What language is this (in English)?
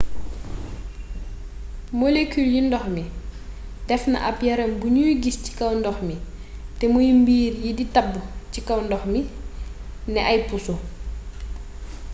Wolof